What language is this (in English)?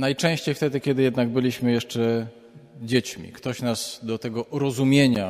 Polish